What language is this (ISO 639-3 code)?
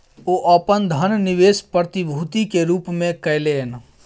mai